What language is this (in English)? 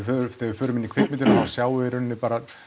Icelandic